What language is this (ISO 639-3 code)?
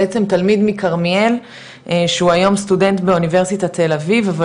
heb